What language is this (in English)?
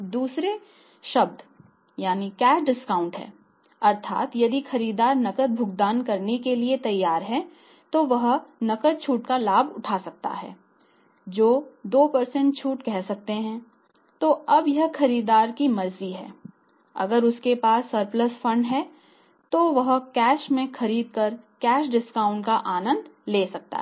Hindi